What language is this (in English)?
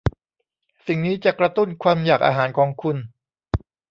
Thai